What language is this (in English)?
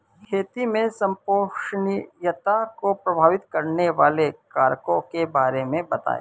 Hindi